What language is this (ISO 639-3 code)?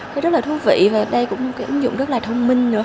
vie